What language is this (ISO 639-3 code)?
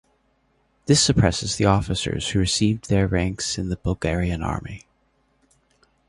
eng